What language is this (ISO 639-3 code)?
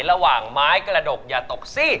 tha